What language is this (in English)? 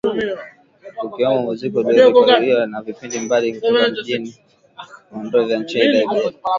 Swahili